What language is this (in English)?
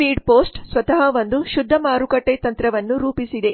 Kannada